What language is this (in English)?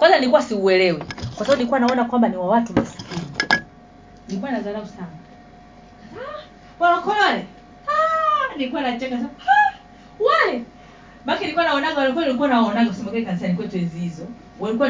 Swahili